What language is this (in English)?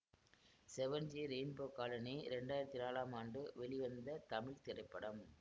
Tamil